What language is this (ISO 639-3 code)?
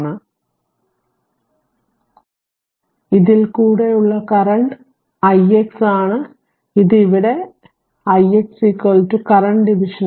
mal